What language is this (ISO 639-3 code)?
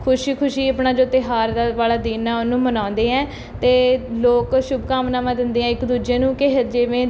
pan